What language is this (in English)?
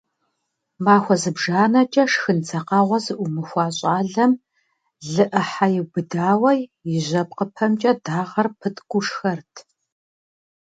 Kabardian